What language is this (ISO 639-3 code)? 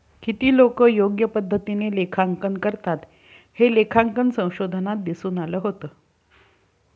mar